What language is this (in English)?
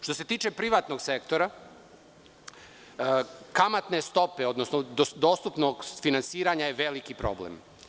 Serbian